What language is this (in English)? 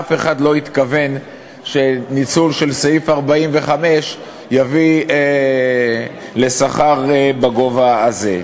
Hebrew